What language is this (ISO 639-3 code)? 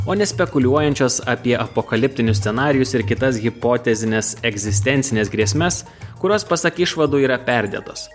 lit